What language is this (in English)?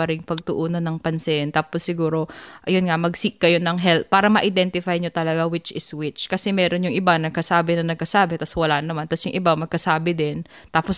Filipino